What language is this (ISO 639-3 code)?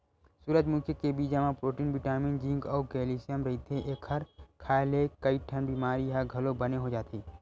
hne